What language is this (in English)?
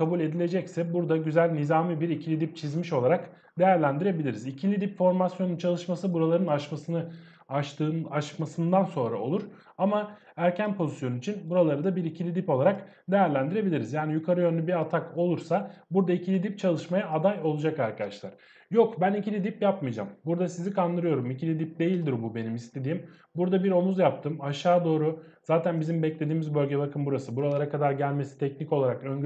Turkish